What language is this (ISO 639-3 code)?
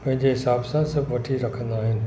snd